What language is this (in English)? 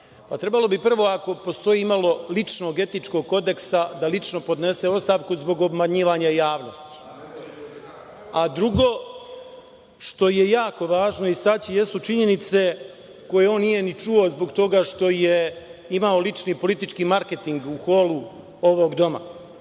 Serbian